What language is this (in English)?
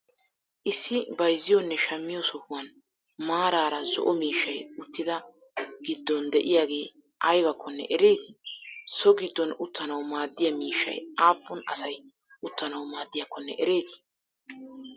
Wolaytta